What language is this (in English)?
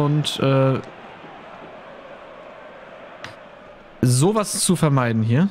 German